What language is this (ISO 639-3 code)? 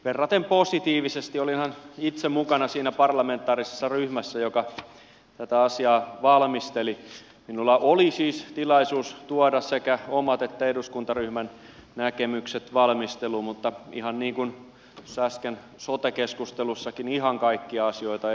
fin